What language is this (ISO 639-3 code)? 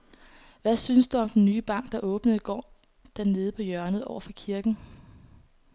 dan